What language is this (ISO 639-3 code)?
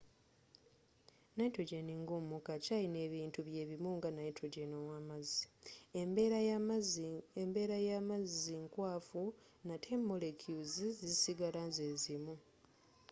lug